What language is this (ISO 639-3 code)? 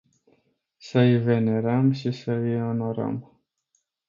ron